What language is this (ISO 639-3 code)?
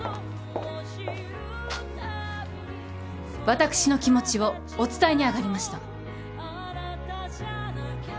jpn